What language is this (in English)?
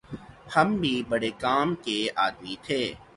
Urdu